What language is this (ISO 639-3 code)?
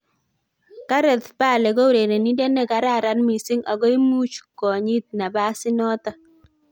kln